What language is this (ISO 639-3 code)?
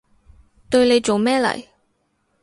yue